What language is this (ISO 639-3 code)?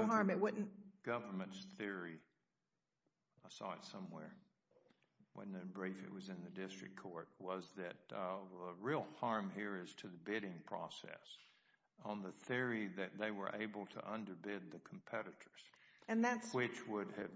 eng